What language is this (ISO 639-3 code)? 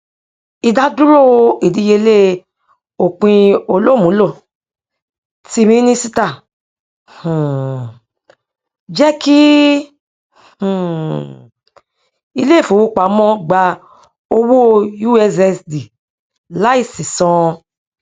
yor